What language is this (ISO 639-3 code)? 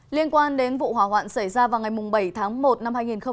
vie